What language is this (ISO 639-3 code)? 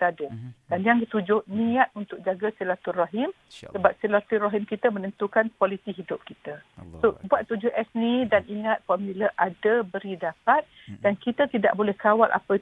msa